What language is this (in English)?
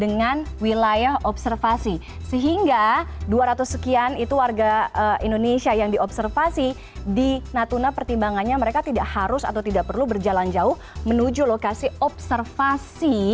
Indonesian